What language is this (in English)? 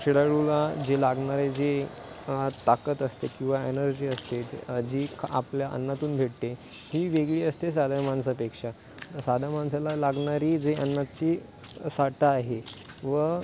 Marathi